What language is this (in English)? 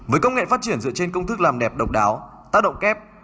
Vietnamese